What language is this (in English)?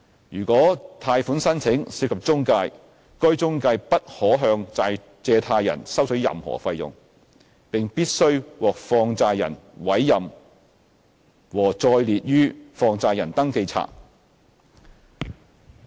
Cantonese